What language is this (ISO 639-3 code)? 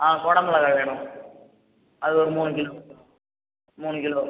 tam